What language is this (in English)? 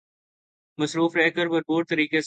Urdu